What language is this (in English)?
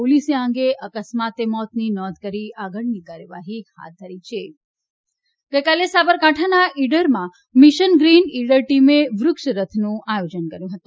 Gujarati